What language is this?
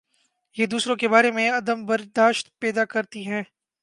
Urdu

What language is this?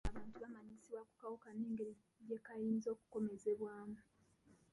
Ganda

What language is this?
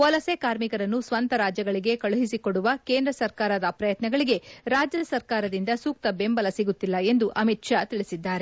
Kannada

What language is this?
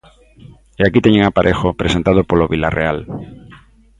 Galician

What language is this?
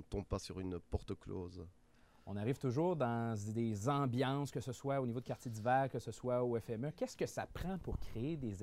French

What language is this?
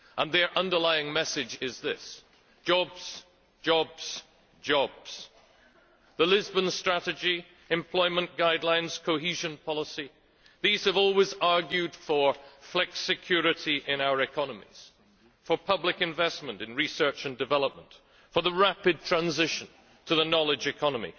English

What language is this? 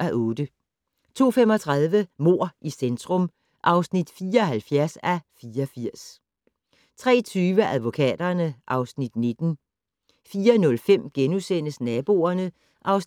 Danish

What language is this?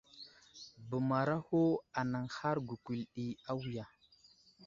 Wuzlam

